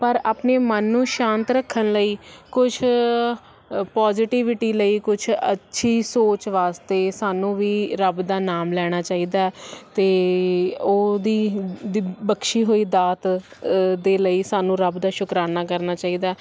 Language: Punjabi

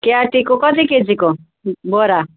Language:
Nepali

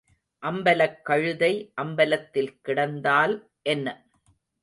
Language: Tamil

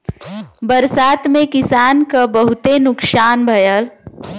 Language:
Bhojpuri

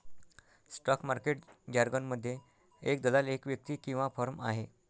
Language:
Marathi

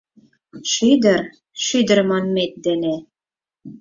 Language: Mari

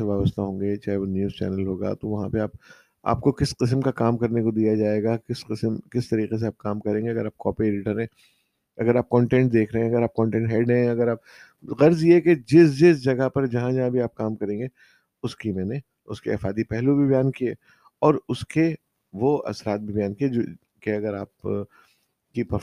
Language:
Urdu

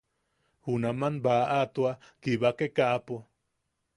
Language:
Yaqui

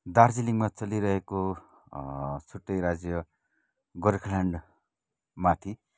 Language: Nepali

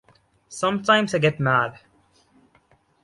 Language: English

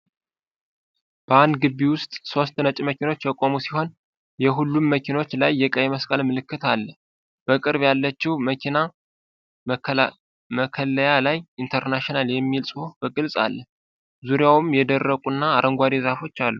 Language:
Amharic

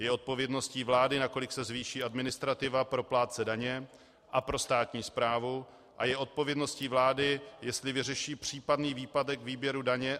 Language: Czech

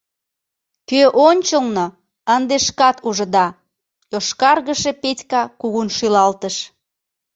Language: Mari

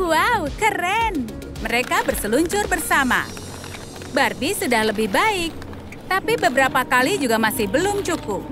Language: Indonesian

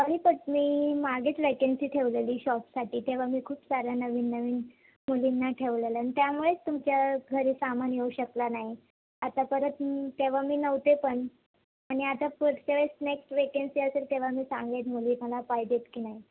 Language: Marathi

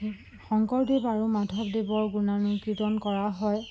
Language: Assamese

